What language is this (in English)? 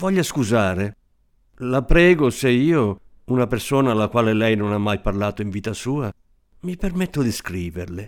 Italian